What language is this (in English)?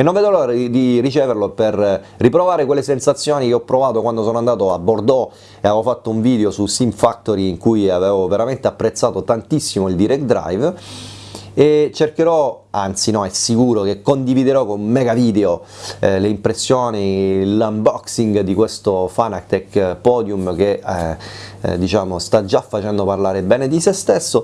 Italian